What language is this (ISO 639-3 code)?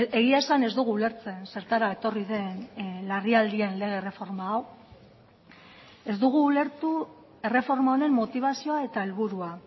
eus